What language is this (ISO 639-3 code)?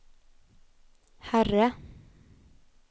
swe